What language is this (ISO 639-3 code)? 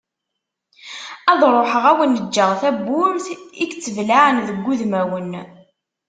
kab